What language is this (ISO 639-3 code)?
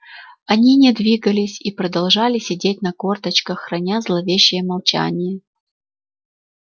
rus